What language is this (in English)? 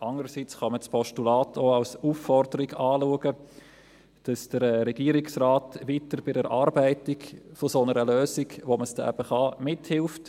Swiss German